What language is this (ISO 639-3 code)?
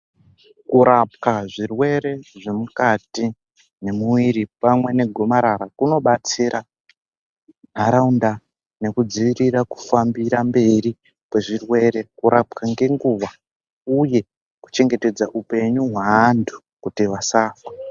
ndc